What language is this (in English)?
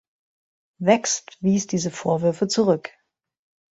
German